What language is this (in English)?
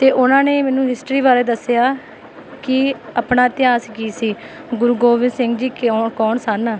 Punjabi